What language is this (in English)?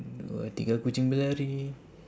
English